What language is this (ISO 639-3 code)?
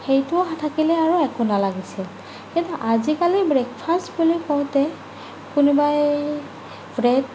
asm